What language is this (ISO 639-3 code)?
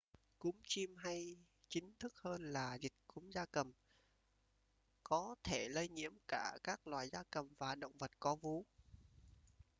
vie